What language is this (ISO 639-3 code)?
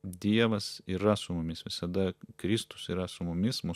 lit